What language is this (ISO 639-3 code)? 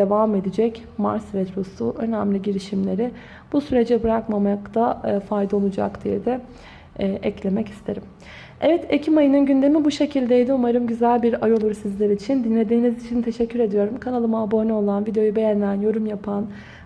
tur